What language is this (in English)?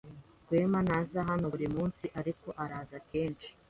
Kinyarwanda